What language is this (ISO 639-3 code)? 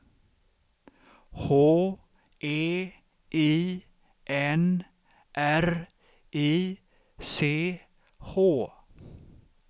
swe